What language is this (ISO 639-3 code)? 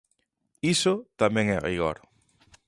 glg